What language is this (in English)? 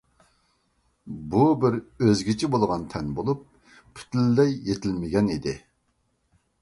Uyghur